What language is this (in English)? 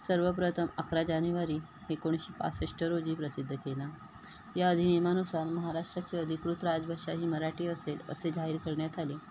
Marathi